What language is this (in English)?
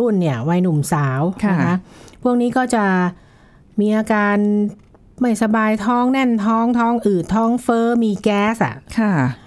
Thai